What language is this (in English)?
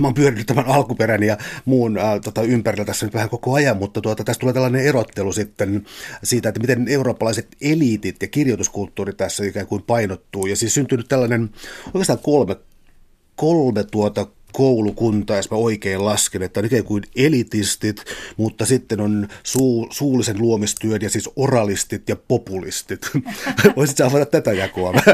Finnish